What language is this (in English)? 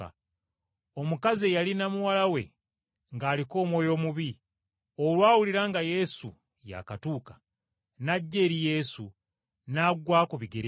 Ganda